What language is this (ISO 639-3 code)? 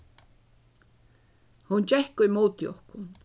fao